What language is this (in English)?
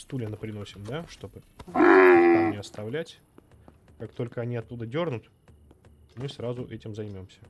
Russian